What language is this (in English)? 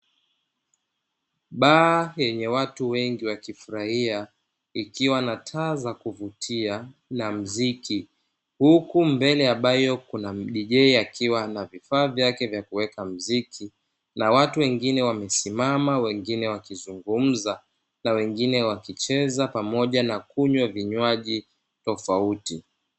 Swahili